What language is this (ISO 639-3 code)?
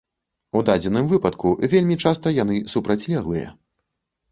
bel